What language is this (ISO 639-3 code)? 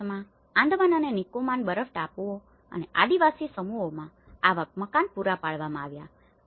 guj